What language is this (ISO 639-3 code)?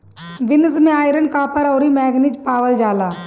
bho